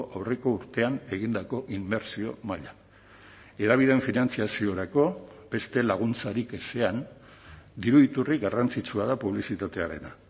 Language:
Basque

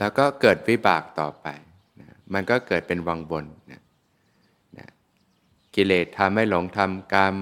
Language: Thai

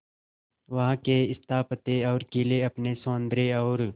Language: Hindi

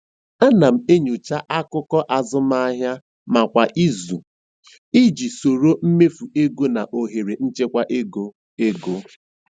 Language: Igbo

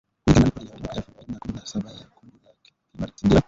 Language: Swahili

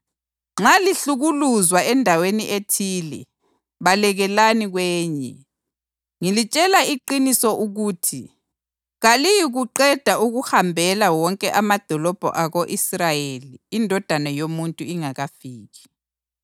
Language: North Ndebele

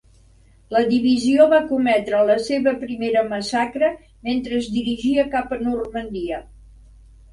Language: Catalan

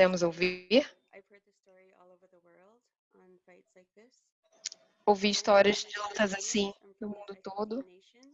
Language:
Portuguese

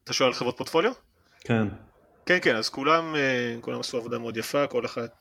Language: Hebrew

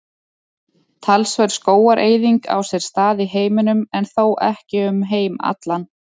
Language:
Icelandic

